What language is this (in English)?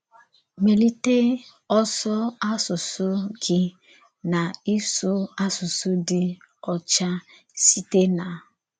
Igbo